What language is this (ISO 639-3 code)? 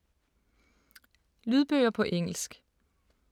dan